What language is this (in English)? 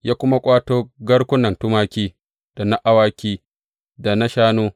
Hausa